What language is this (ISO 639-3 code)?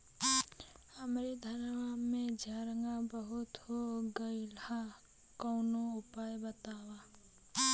bho